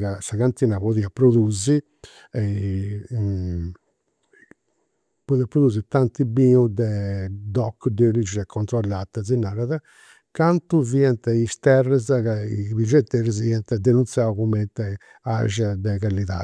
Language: Campidanese Sardinian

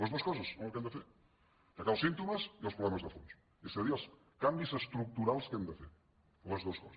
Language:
Catalan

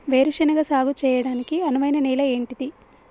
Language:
Telugu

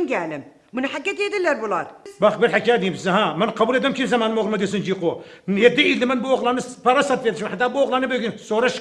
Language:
Arabic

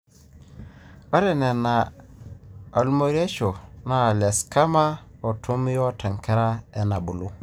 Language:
Masai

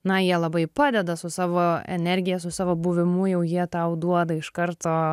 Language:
Lithuanian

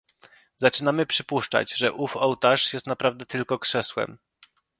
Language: Polish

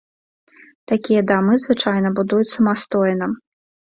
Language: Belarusian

